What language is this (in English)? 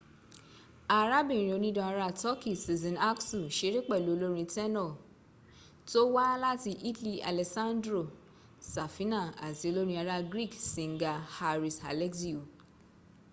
Yoruba